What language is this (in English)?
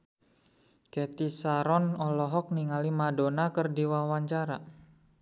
Sundanese